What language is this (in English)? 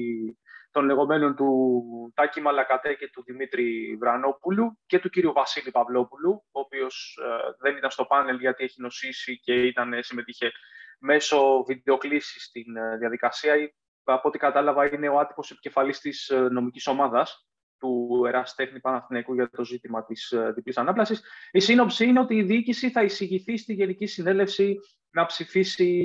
Greek